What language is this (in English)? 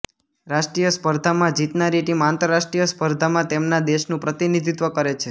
Gujarati